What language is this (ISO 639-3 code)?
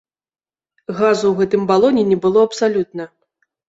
bel